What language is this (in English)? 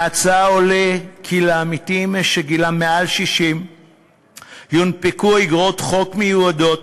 Hebrew